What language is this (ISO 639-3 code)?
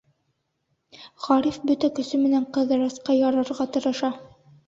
bak